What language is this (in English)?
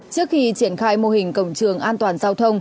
Vietnamese